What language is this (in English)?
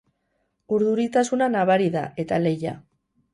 Basque